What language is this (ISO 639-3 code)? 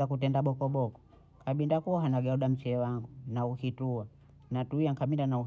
bou